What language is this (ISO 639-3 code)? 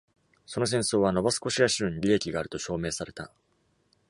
jpn